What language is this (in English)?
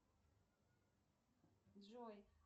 Russian